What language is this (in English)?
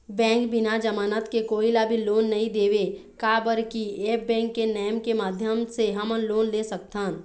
Chhattisgarhi